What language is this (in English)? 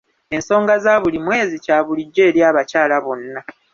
Ganda